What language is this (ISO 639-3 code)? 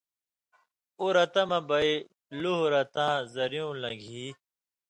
mvy